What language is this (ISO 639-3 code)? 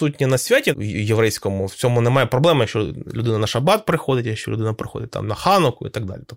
ukr